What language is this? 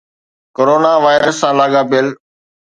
Sindhi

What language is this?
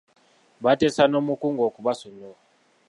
Ganda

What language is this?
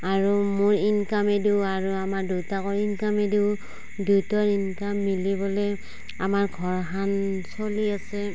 Assamese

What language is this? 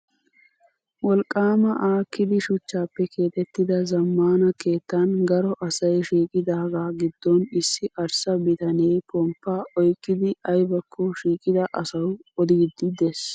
Wolaytta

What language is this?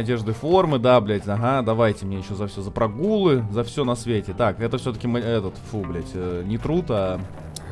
Russian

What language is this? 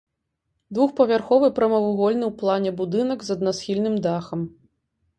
Belarusian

